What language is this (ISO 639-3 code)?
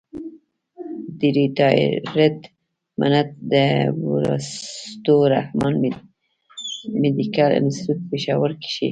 pus